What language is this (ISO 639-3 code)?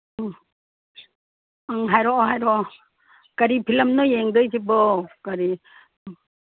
mni